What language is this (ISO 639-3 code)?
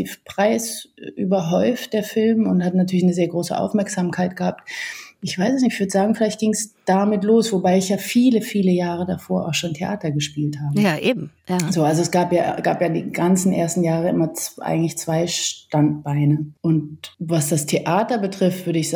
deu